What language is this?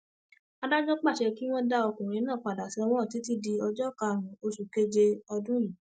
Yoruba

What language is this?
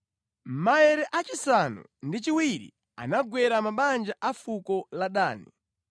Nyanja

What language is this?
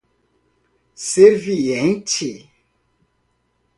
Portuguese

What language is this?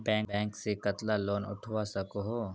Magahi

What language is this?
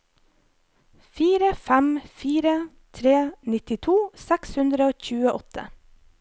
Norwegian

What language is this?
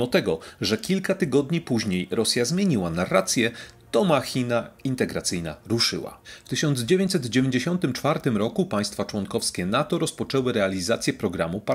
Polish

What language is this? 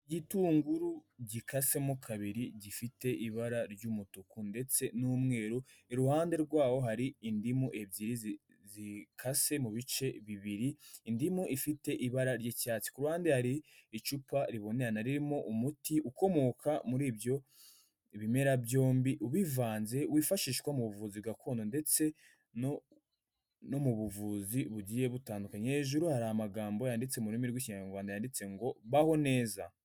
Kinyarwanda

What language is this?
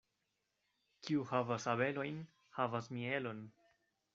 Esperanto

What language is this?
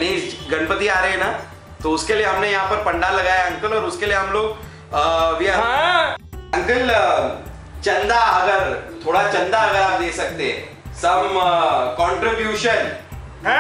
Hindi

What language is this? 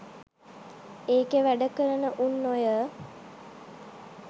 Sinhala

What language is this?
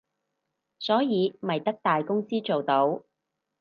Cantonese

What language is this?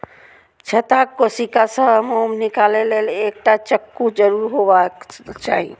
Maithili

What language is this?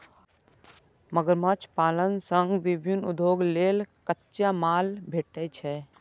Maithili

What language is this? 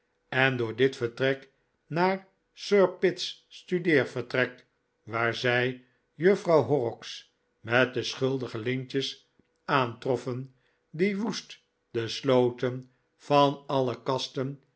Dutch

